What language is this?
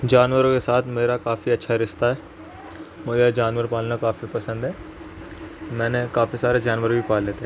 Urdu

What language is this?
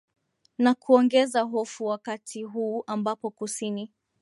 Swahili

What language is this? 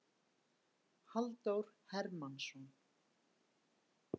Icelandic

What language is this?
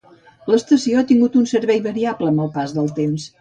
Catalan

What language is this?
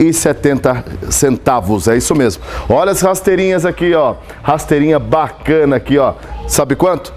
Portuguese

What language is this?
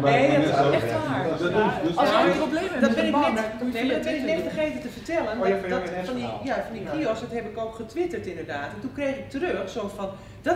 Dutch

